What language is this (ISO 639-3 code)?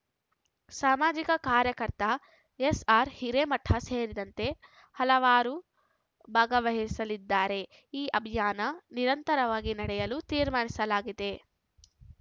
kan